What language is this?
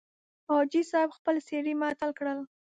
Pashto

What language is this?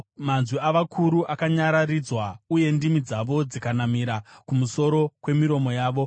Shona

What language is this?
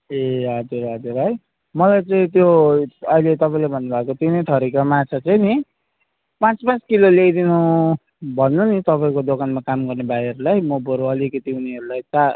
Nepali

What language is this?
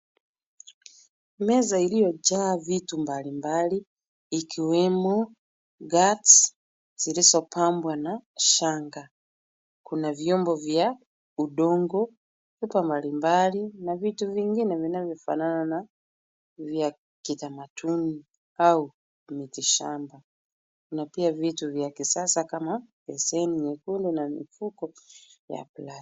Swahili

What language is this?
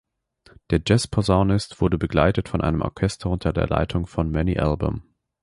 German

